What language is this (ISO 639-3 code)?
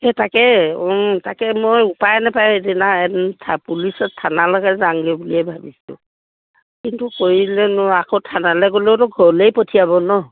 asm